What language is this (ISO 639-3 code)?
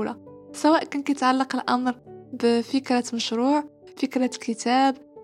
ara